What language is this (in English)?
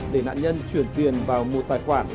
Vietnamese